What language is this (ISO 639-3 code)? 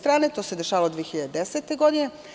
srp